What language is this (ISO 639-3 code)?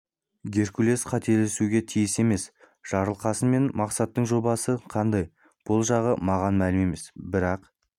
kaz